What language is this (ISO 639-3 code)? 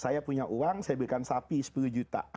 ind